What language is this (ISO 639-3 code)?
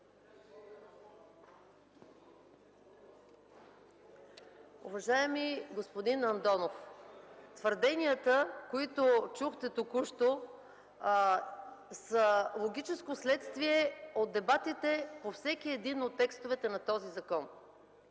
bul